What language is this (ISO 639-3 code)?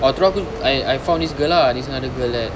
eng